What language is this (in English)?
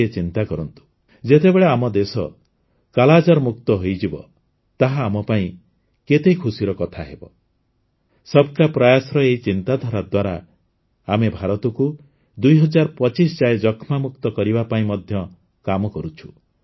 Odia